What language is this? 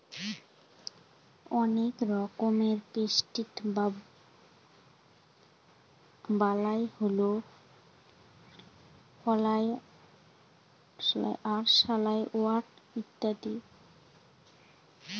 Bangla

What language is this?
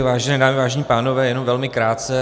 Czech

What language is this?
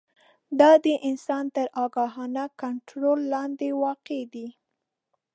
Pashto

